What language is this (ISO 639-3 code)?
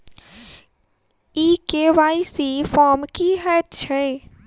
mai